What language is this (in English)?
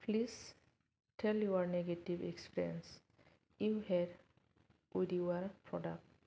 Bodo